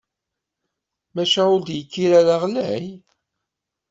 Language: Kabyle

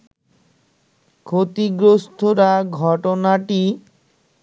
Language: Bangla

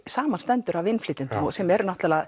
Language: Icelandic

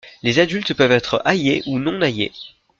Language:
French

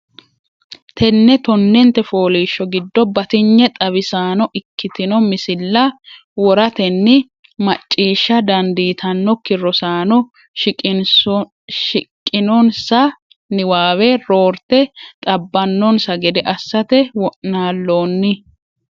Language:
Sidamo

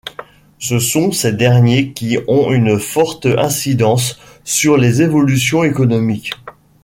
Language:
French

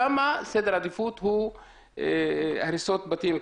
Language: Hebrew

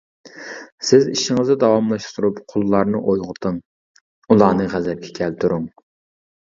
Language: Uyghur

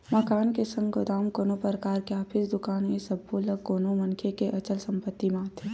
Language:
Chhattisgarhi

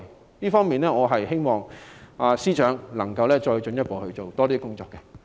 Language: Cantonese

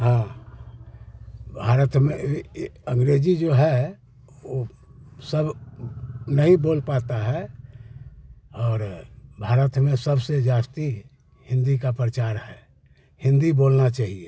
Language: Hindi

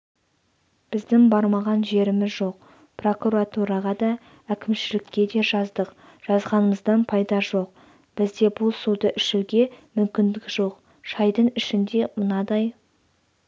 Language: Kazakh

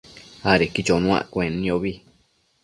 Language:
Matsés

